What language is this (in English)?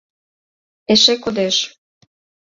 Mari